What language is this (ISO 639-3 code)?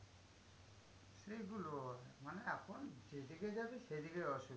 ben